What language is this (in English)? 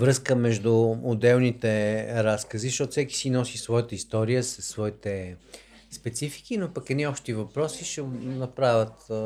Bulgarian